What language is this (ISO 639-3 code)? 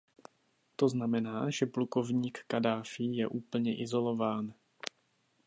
ces